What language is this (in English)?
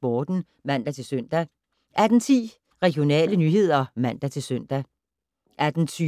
Danish